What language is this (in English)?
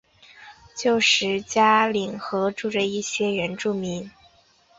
Chinese